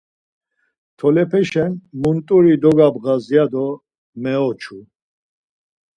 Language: Laz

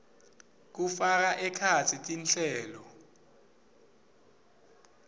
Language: Swati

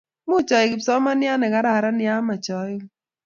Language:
Kalenjin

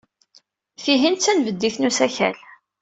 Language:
Kabyle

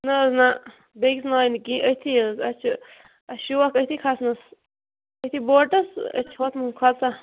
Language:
Kashmiri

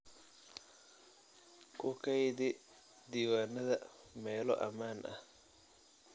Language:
Somali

